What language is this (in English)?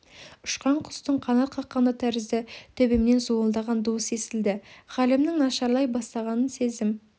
Kazakh